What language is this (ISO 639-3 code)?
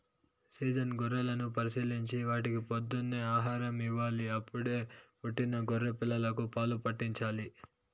tel